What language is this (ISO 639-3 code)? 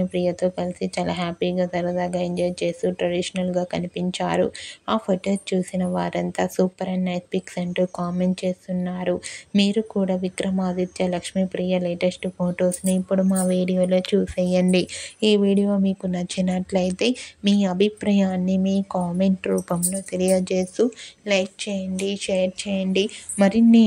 tel